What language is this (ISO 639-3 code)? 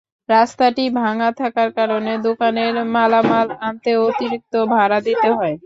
ben